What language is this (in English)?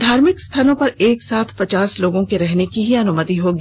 Hindi